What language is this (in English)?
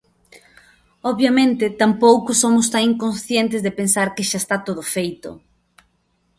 Galician